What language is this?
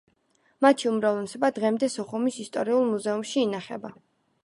Georgian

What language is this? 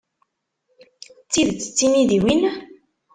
Kabyle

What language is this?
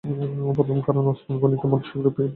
Bangla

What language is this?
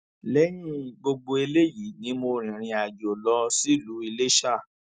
Yoruba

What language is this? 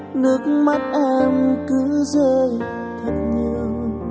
Vietnamese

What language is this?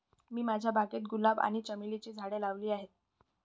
Marathi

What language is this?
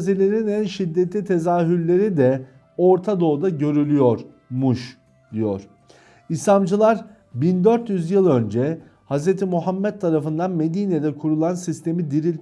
Turkish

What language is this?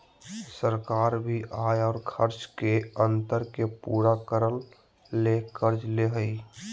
Magahi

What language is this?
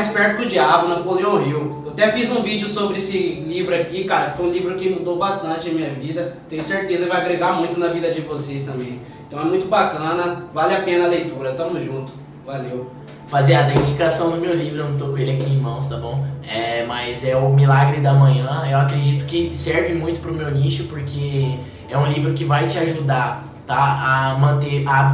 Portuguese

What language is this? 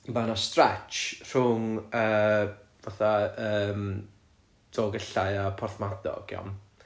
Welsh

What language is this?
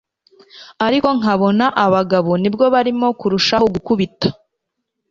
Kinyarwanda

